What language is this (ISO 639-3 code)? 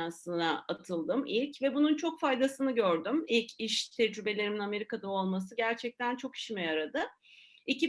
tur